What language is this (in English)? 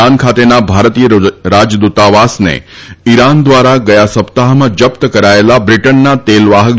Gujarati